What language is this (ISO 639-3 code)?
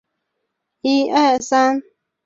zho